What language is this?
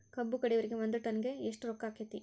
Kannada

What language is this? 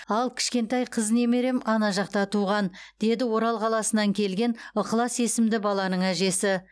Kazakh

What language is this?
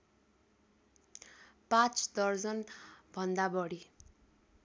Nepali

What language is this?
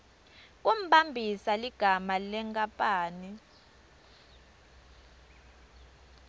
Swati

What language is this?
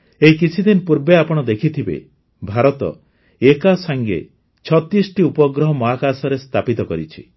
Odia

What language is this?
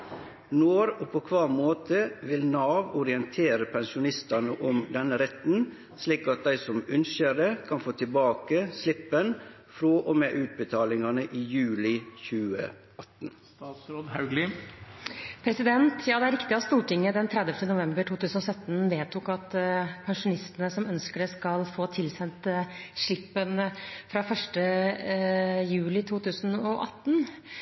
Norwegian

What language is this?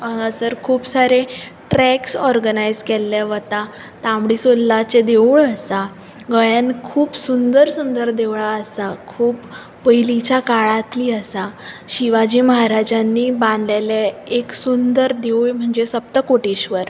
Konkani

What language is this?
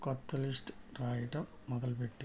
Telugu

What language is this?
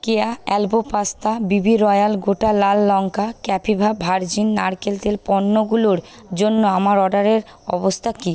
Bangla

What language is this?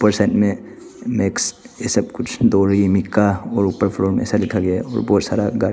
Hindi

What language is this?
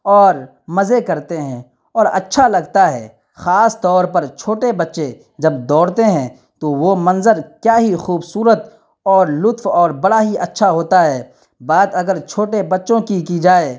Urdu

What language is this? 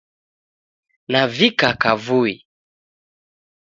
Taita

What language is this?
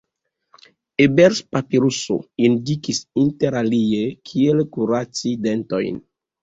Esperanto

